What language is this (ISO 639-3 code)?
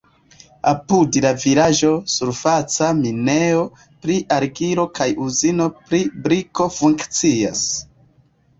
epo